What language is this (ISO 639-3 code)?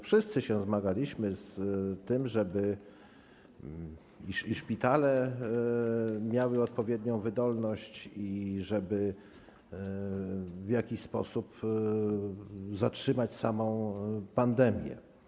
pol